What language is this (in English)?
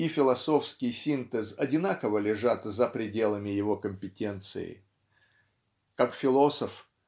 Russian